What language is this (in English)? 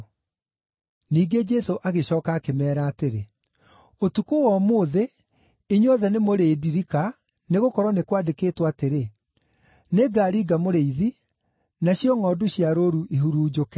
Kikuyu